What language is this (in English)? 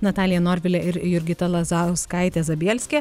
Lithuanian